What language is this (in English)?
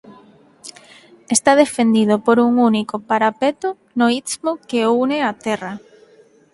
Galician